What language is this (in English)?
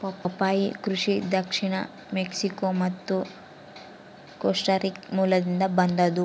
Kannada